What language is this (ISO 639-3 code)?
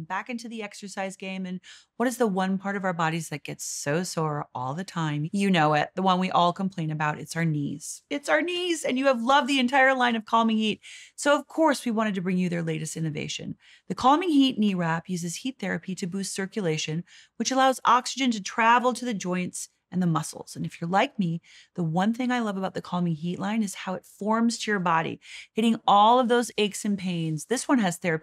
eng